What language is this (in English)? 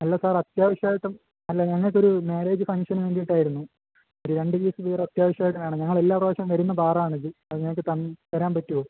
Malayalam